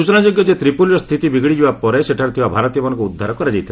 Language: Odia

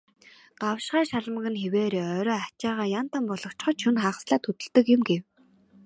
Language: Mongolian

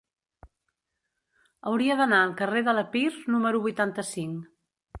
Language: Catalan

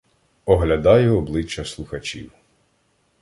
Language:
Ukrainian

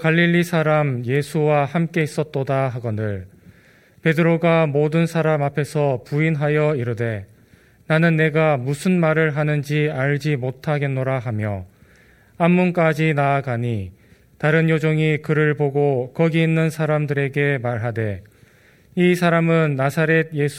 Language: Korean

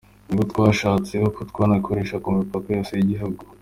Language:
Kinyarwanda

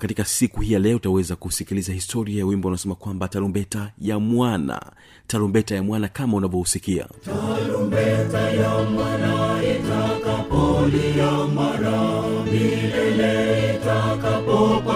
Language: Swahili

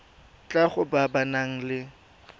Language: Tswana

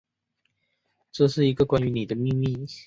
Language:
Chinese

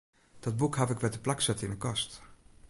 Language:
Western Frisian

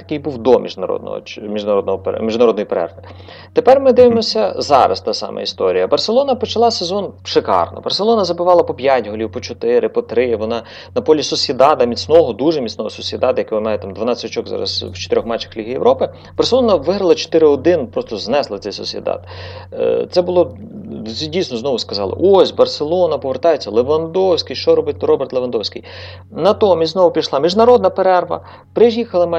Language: Ukrainian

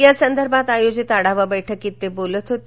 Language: Marathi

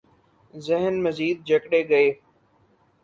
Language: Urdu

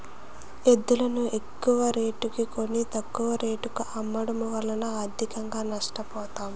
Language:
Telugu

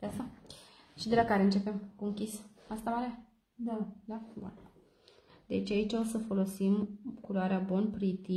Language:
Romanian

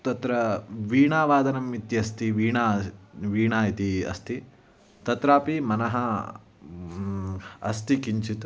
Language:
Sanskrit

